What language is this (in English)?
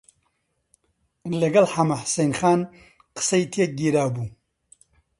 Central Kurdish